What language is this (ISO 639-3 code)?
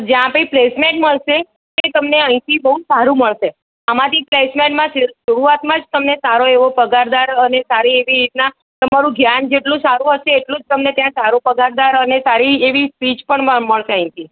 guj